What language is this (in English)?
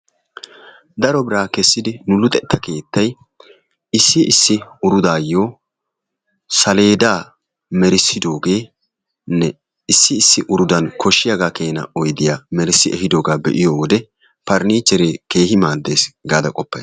Wolaytta